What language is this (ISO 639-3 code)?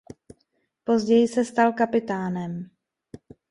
ces